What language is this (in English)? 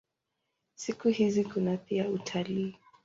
Swahili